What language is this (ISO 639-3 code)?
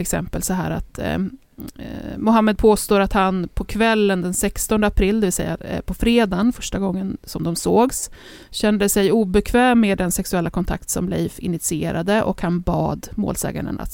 swe